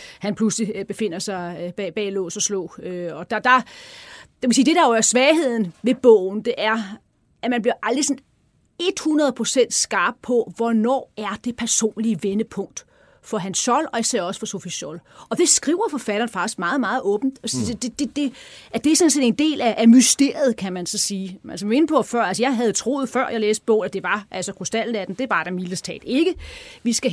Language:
Danish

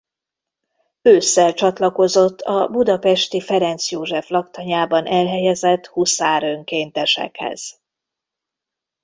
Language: Hungarian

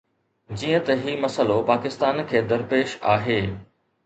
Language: Sindhi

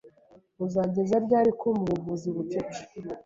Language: Kinyarwanda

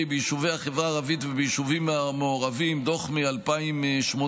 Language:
Hebrew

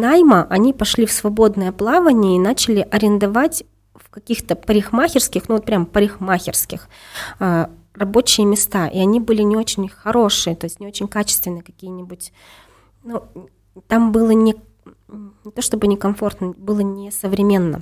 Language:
Russian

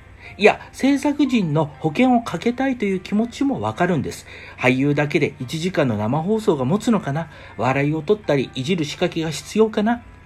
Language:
Japanese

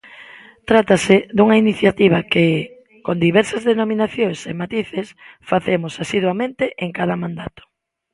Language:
Galician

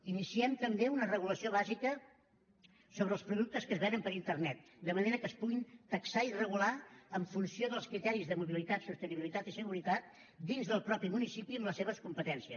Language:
Catalan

